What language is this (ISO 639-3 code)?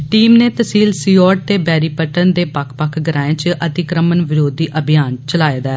doi